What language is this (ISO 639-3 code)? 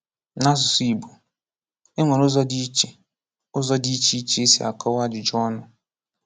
ibo